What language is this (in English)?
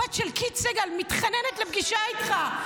Hebrew